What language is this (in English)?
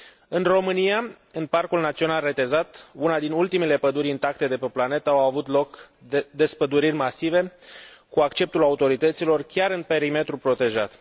Romanian